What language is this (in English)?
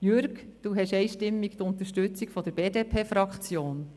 Swiss German